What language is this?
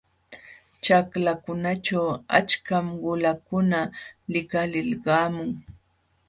Jauja Wanca Quechua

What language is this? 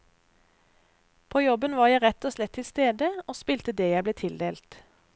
Norwegian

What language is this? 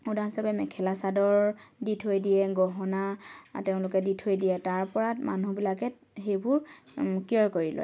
Assamese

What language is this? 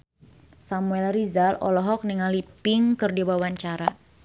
Sundanese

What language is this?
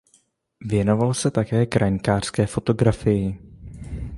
Czech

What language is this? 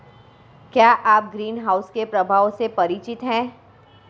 Hindi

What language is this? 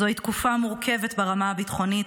Hebrew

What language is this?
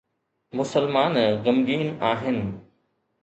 Sindhi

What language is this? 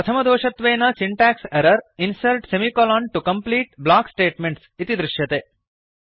Sanskrit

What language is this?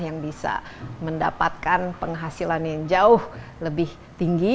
Indonesian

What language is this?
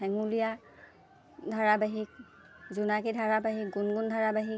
Assamese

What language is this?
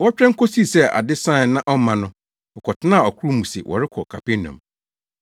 Akan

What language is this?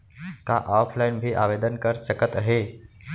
Chhattisgarhi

